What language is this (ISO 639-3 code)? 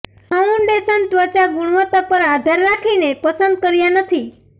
guj